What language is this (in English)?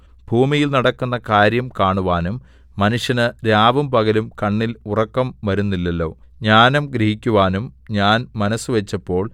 Malayalam